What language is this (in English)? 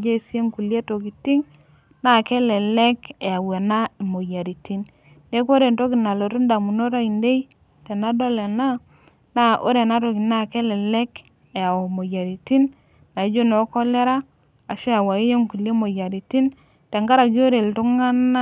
Masai